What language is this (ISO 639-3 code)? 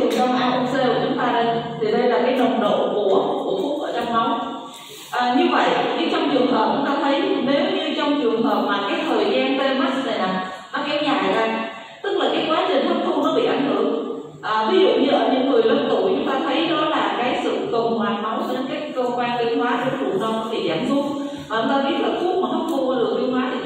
vie